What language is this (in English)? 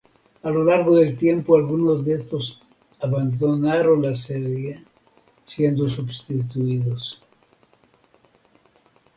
Spanish